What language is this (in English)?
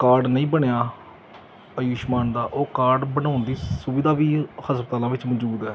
Punjabi